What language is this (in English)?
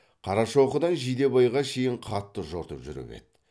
Kazakh